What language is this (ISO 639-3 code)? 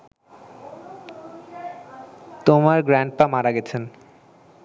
ben